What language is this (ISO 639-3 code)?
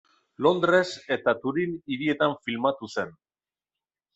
eus